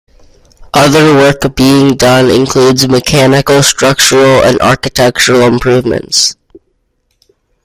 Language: English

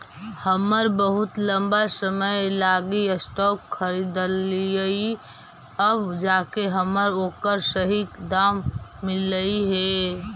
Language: Magahi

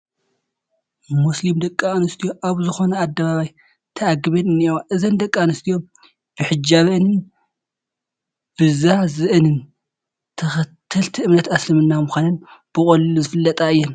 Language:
Tigrinya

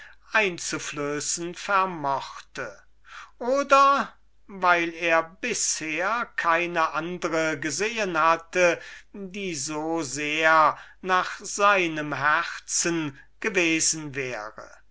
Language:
German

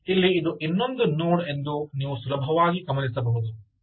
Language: Kannada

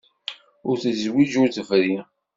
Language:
Kabyle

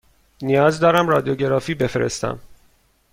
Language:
Persian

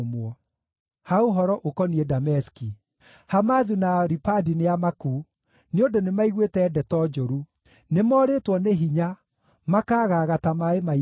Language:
Kikuyu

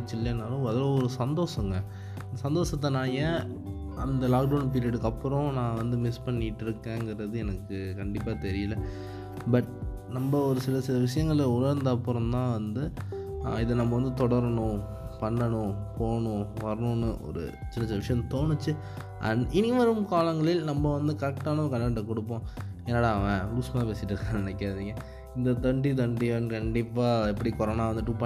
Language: Tamil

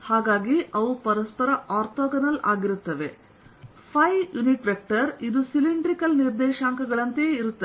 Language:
Kannada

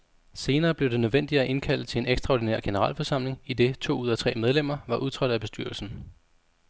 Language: Danish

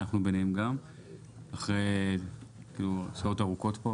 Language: Hebrew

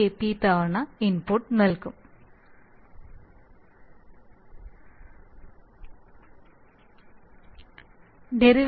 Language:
Malayalam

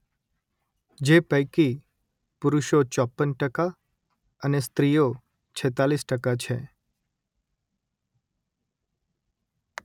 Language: Gujarati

